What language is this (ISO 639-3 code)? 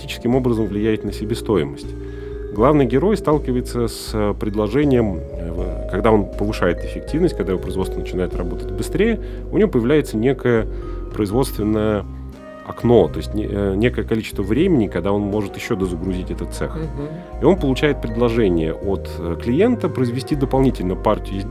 rus